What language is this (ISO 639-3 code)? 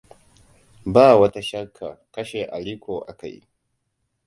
hau